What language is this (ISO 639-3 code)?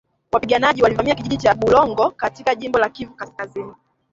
swa